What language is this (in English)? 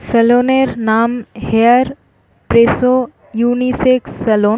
Bangla